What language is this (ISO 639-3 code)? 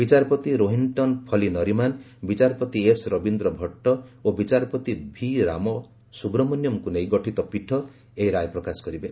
ori